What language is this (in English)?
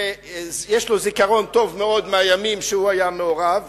Hebrew